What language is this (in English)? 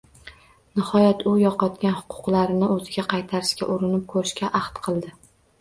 Uzbek